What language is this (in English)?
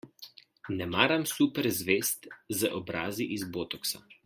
Slovenian